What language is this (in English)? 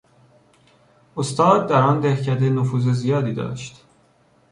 Persian